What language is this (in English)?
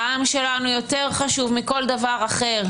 Hebrew